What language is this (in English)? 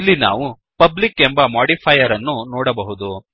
Kannada